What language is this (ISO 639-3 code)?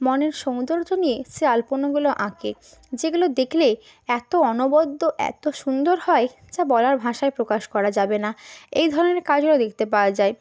ben